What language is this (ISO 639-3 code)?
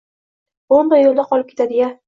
uzb